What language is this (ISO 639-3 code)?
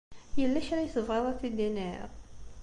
kab